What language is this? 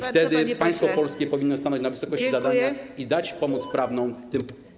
Polish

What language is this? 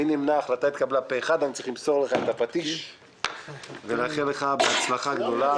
Hebrew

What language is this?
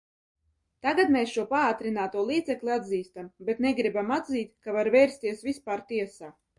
Latvian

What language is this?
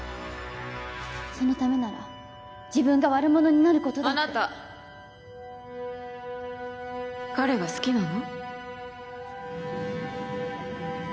Japanese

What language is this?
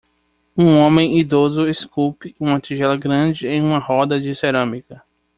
Portuguese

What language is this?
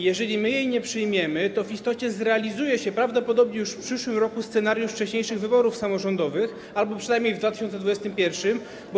Polish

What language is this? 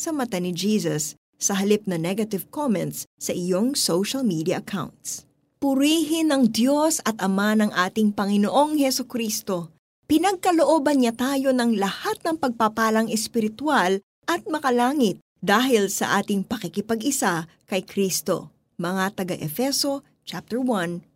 Filipino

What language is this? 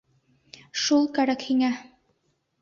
Bashkir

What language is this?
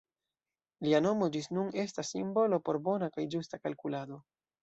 Esperanto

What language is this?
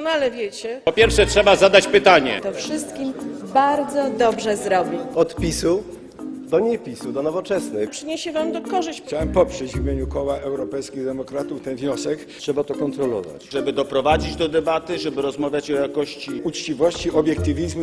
Polish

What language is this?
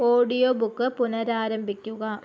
Malayalam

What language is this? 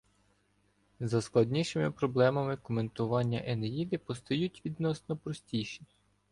Ukrainian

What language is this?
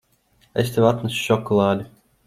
Latvian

